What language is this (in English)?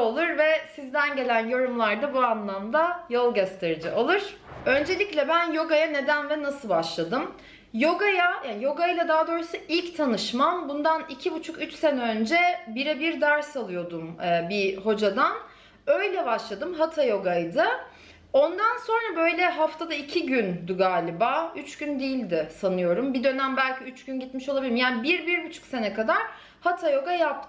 Turkish